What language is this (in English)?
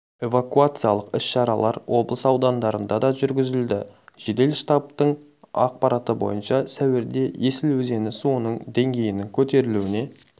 Kazakh